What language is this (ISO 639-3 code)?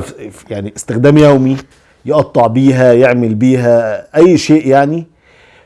ara